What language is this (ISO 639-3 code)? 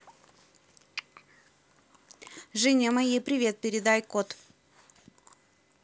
rus